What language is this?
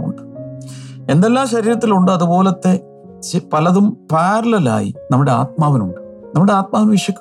Malayalam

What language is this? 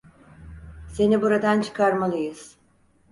Turkish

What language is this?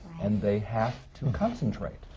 English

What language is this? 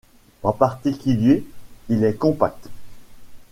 French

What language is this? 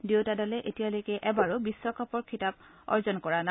Assamese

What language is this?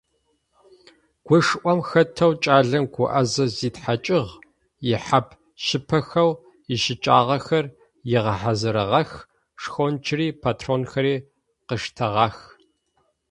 Adyghe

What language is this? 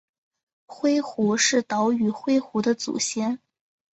Chinese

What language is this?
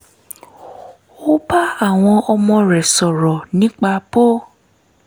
Yoruba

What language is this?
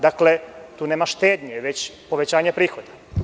Serbian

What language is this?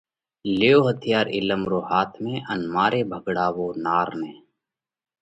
Parkari Koli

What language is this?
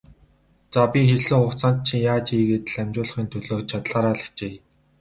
Mongolian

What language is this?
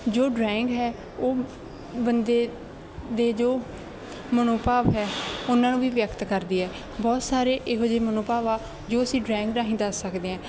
Punjabi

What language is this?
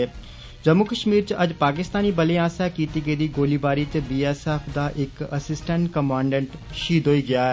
Dogri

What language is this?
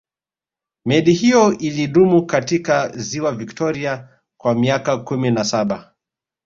Swahili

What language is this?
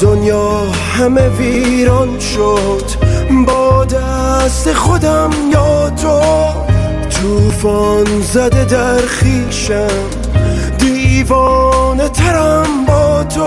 Persian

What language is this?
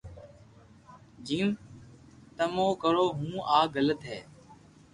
Loarki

